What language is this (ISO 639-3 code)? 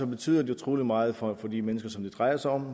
dan